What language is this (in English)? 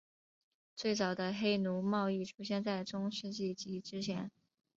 Chinese